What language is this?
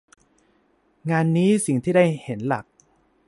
Thai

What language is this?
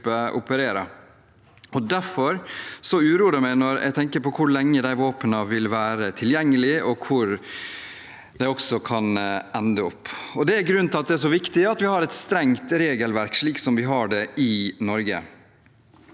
Norwegian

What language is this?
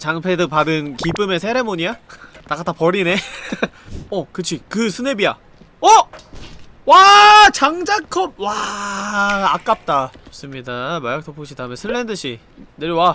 Korean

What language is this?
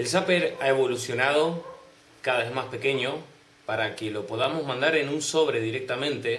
Spanish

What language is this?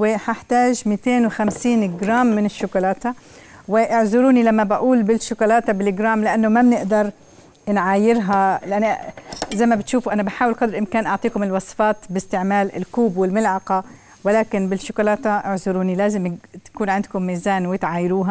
Arabic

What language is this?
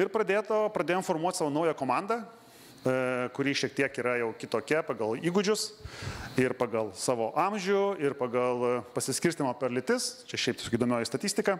Lithuanian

